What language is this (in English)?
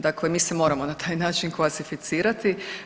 Croatian